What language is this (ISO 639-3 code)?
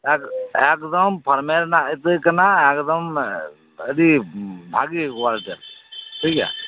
sat